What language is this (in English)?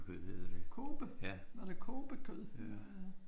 Danish